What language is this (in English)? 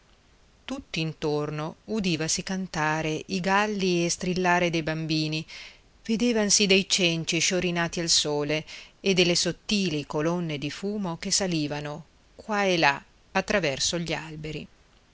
Italian